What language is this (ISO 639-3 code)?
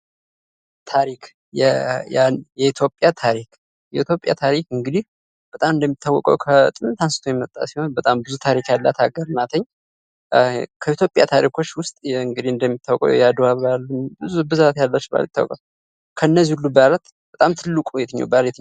amh